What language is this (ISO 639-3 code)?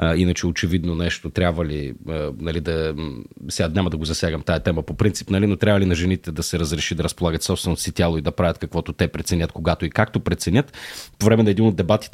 bul